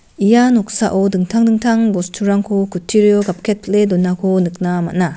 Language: Garo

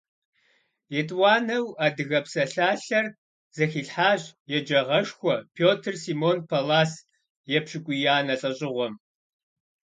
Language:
Kabardian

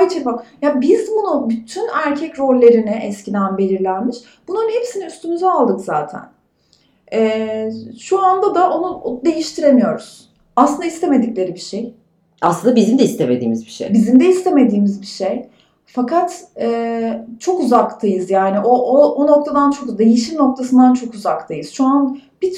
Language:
Turkish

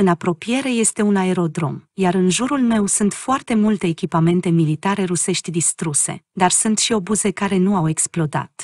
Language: Romanian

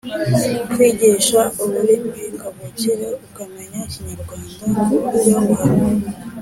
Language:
Kinyarwanda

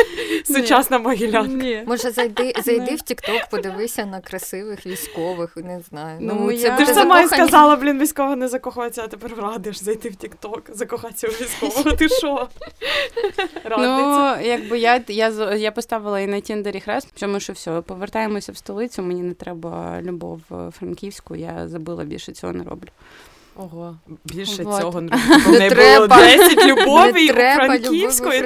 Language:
Ukrainian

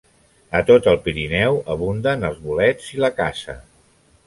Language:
Catalan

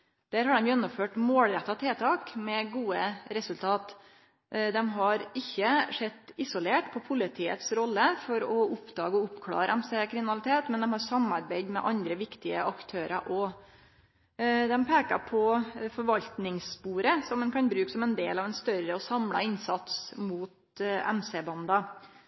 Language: Norwegian Nynorsk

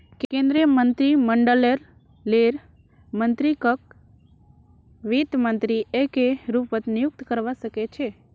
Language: Magahi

